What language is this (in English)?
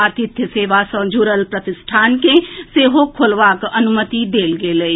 Maithili